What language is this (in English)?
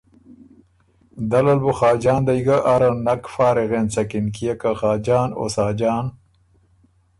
Ormuri